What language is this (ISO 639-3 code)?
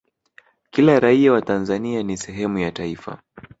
swa